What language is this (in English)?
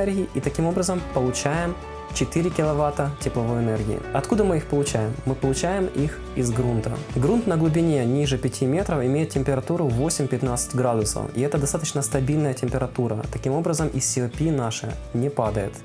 Russian